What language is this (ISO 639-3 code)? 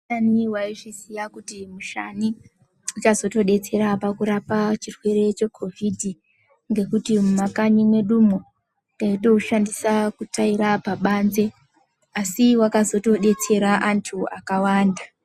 ndc